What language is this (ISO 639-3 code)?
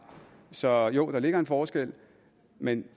dan